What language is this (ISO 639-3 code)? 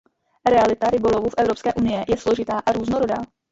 ces